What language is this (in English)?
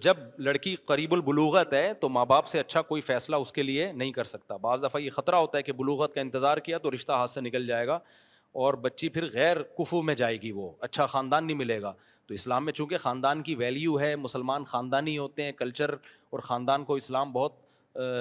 Urdu